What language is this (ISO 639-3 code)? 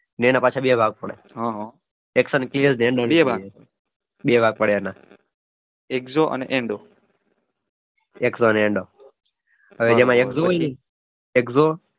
guj